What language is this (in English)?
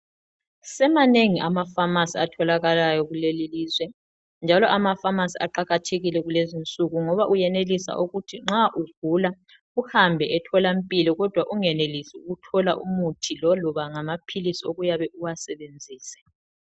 North Ndebele